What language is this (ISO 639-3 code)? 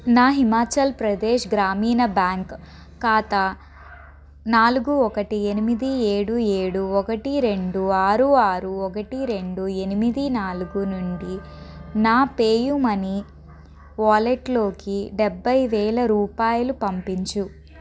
tel